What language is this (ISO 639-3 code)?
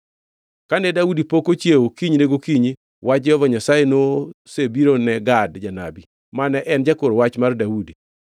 luo